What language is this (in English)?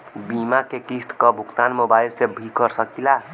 Bhojpuri